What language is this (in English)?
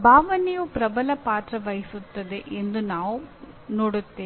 Kannada